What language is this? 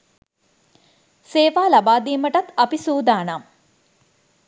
Sinhala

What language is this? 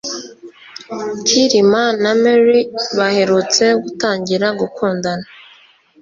Kinyarwanda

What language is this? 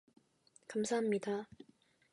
Korean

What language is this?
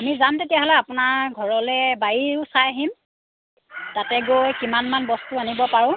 Assamese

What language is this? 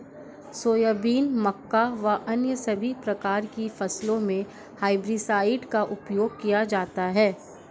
Hindi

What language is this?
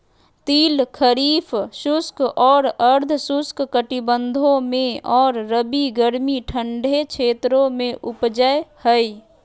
Magahi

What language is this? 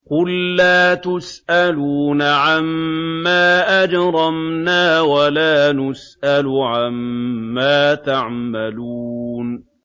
Arabic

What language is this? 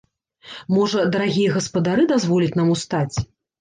Belarusian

